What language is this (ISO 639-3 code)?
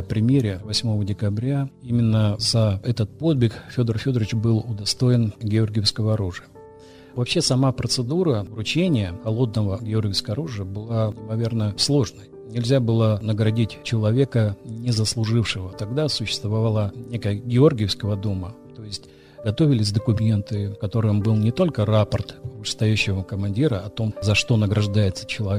rus